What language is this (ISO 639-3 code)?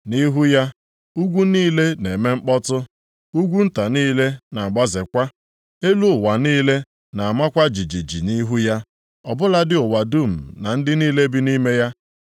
ibo